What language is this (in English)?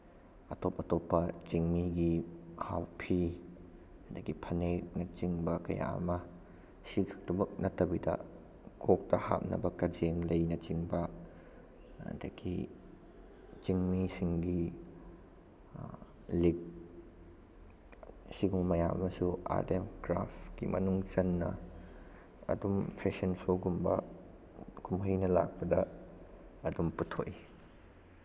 Manipuri